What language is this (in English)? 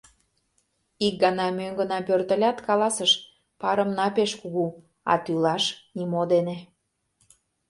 Mari